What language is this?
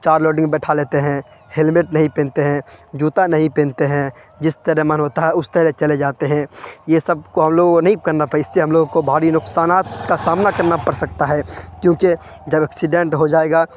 Urdu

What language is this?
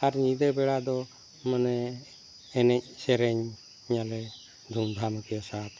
Santali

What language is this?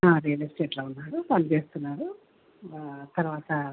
Telugu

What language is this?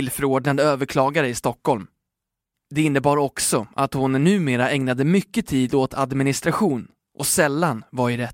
Swedish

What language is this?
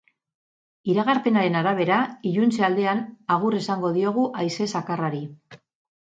Basque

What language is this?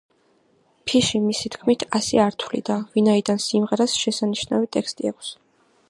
Georgian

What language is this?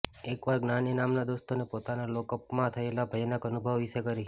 Gujarati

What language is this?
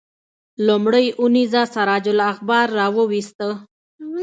Pashto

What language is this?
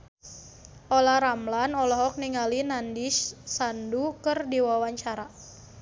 Sundanese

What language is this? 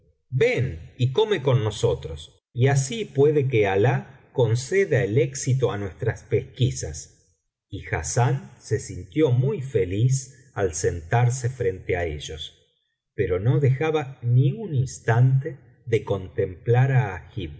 Spanish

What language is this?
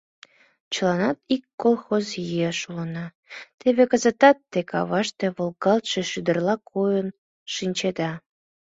Mari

